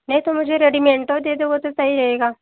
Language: Hindi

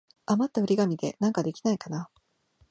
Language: Japanese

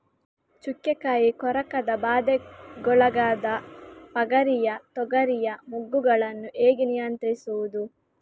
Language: Kannada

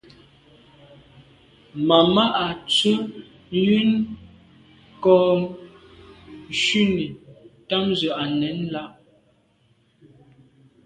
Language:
Medumba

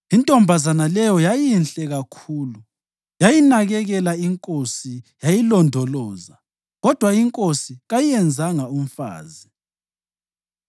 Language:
North Ndebele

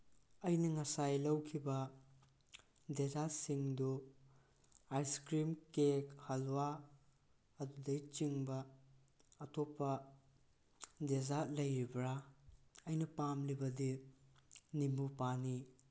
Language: Manipuri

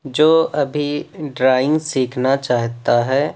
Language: Urdu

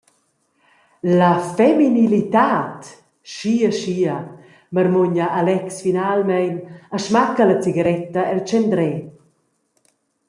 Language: Romansh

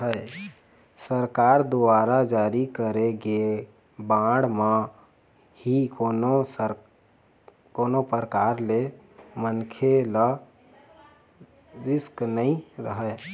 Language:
Chhattisgarhi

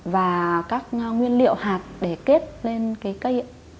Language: Vietnamese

